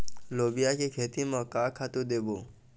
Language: Chhattisgarhi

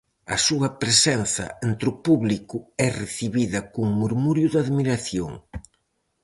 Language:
Galician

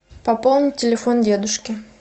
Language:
Russian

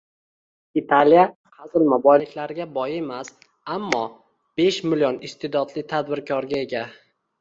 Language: Uzbek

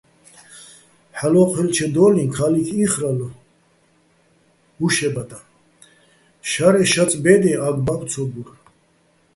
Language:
Bats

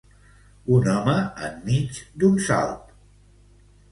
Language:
Catalan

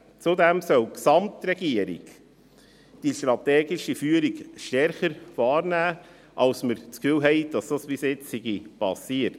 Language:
Swiss German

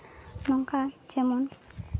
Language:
Santali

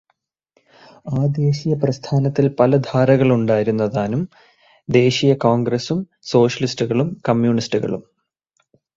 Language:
Malayalam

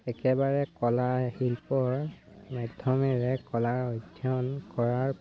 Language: Assamese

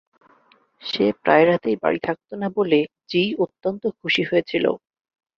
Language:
Bangla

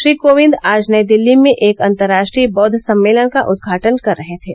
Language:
Hindi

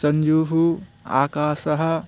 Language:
Sanskrit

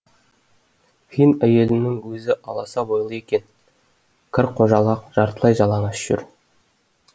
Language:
Kazakh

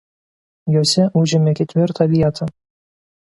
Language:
Lithuanian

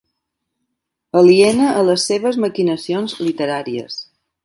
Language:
Catalan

